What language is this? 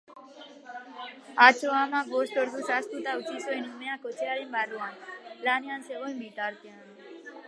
Basque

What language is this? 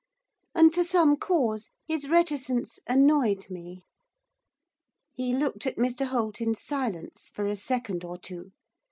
English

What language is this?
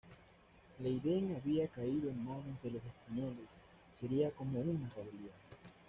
Spanish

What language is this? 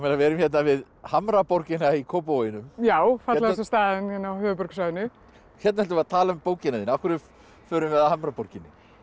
Icelandic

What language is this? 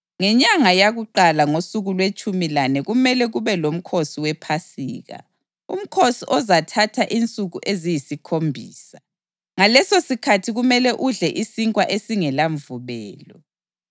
North Ndebele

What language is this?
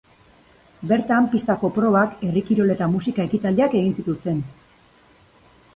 Basque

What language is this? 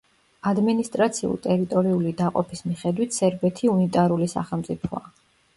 Georgian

